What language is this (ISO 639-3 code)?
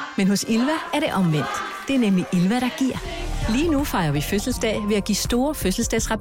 dan